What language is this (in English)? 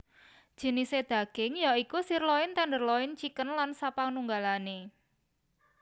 Javanese